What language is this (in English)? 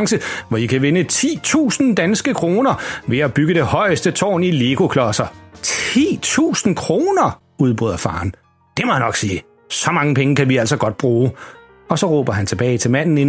Danish